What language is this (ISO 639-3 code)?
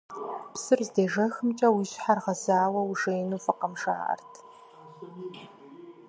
kbd